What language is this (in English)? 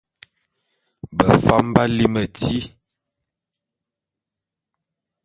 Bulu